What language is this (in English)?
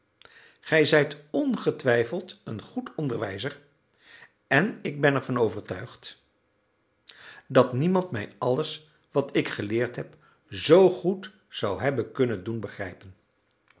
Dutch